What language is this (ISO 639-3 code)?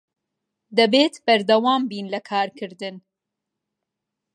ckb